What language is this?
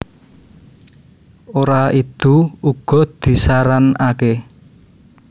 Javanese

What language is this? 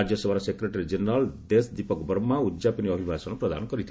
Odia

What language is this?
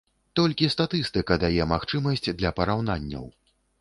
Belarusian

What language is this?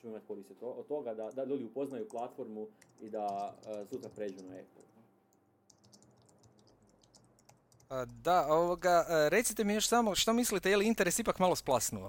Croatian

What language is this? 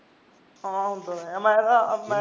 Punjabi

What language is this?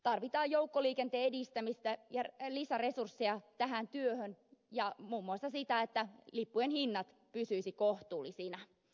Finnish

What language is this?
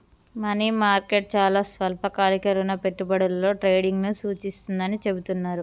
Telugu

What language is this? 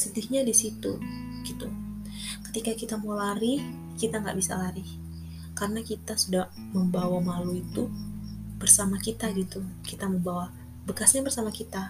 Indonesian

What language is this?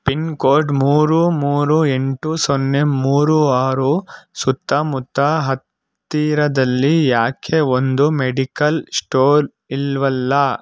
Kannada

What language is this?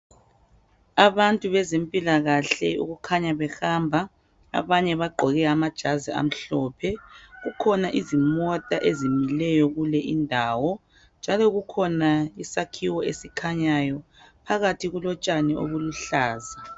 North Ndebele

